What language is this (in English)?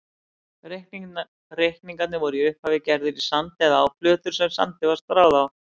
Icelandic